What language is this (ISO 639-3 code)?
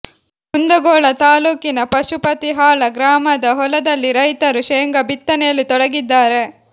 kan